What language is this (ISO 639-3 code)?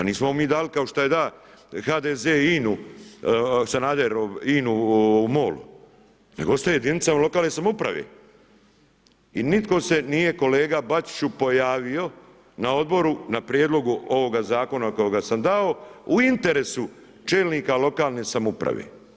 hrv